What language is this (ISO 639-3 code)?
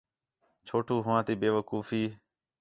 xhe